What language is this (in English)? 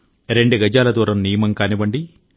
Telugu